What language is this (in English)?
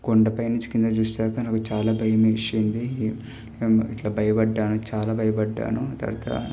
Telugu